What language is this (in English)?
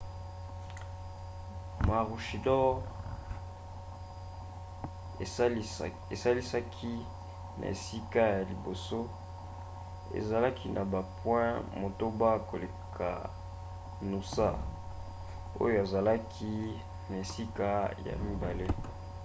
Lingala